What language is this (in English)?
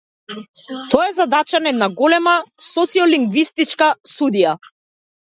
Macedonian